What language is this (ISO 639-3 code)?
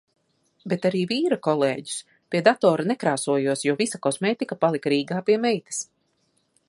lav